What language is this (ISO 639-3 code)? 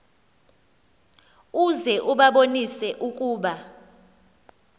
xho